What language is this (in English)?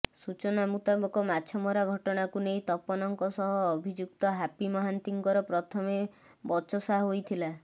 Odia